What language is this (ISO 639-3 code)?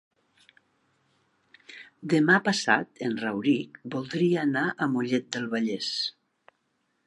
cat